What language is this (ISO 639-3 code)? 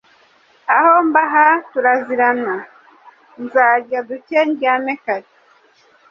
kin